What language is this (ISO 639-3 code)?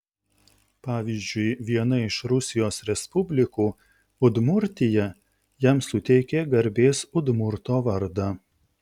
lit